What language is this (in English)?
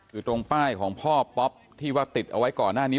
Thai